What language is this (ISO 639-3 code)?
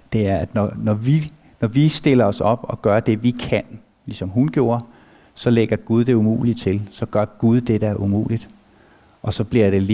dan